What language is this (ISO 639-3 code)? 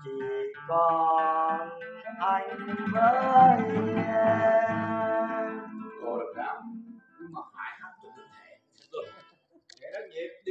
vie